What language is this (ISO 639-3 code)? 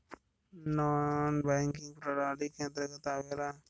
bho